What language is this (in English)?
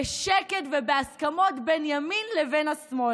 Hebrew